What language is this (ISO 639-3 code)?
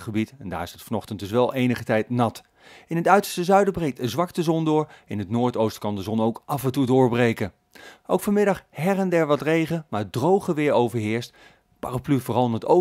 nld